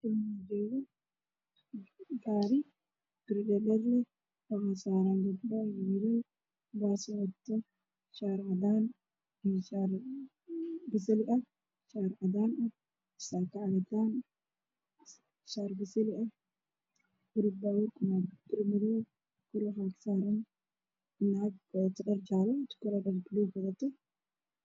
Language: Somali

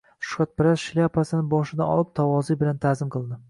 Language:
Uzbek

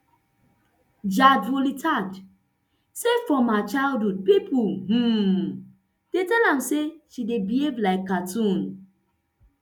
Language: Nigerian Pidgin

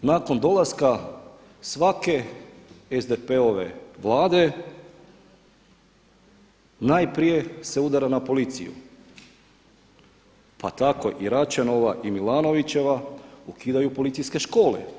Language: Croatian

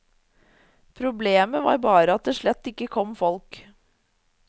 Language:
Norwegian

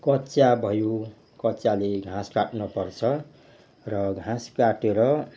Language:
Nepali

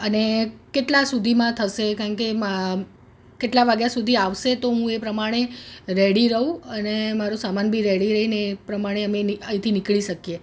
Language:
Gujarati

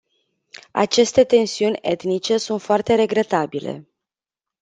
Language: Romanian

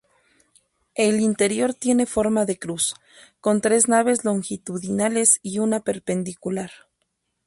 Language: Spanish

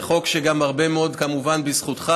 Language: Hebrew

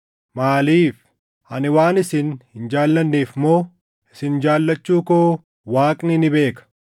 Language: Oromo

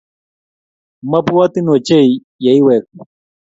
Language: Kalenjin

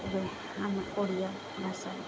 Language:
Odia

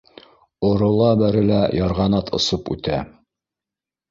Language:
Bashkir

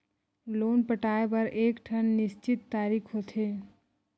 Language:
Chhattisgarhi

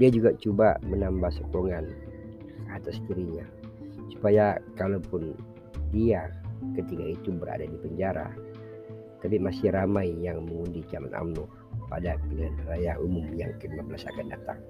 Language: Malay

